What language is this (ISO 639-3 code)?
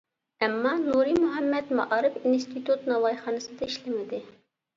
uig